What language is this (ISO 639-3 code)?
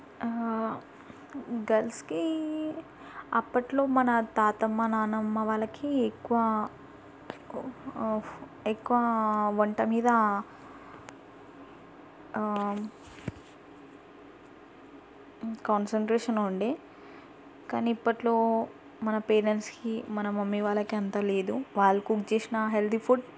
tel